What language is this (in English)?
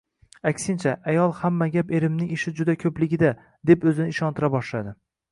Uzbek